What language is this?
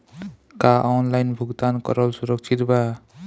Bhojpuri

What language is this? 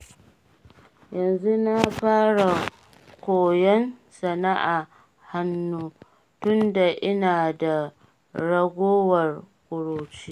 Hausa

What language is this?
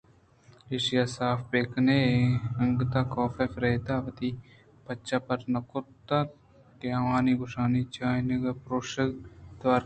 Eastern Balochi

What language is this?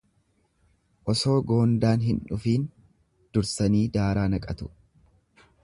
Oromo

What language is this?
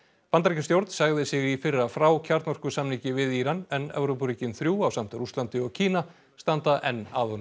Icelandic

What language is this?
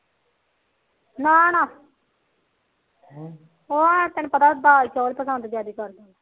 Punjabi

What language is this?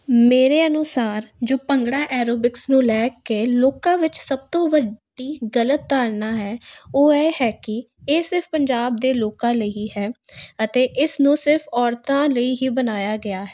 Punjabi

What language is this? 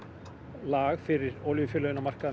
Icelandic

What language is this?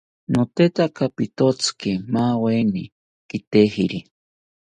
South Ucayali Ashéninka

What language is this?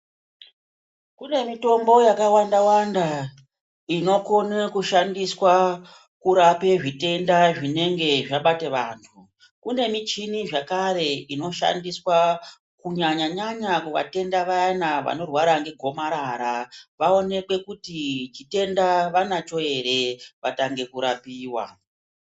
Ndau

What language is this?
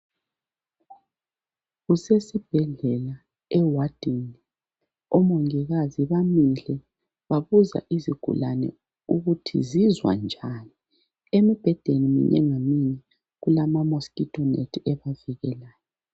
North Ndebele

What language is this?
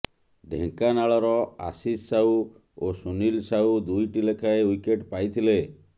Odia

